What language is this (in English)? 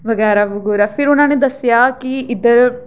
Dogri